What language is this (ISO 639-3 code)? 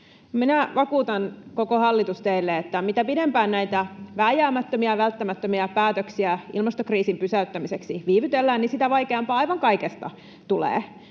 fin